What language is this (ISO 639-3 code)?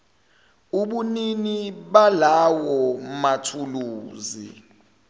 zul